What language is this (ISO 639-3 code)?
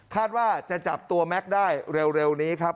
tha